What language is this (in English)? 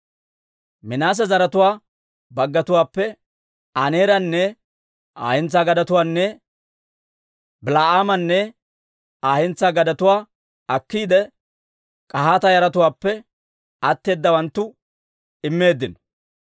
Dawro